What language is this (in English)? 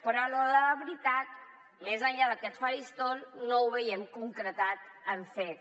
Catalan